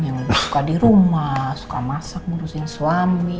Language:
Indonesian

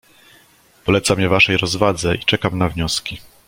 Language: Polish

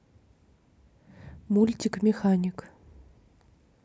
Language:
Russian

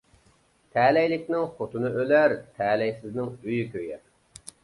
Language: Uyghur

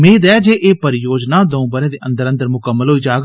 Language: Dogri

